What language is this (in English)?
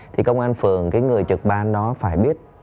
Vietnamese